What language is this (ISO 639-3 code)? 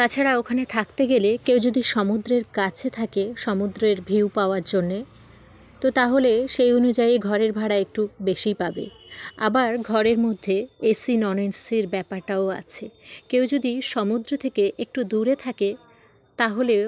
ben